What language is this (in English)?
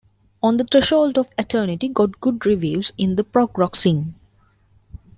English